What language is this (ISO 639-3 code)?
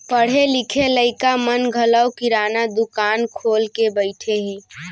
hne